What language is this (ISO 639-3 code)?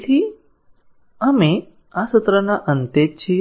guj